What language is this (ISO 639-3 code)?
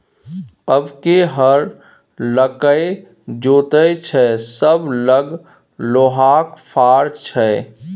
mai